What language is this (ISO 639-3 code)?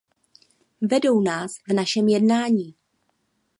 ces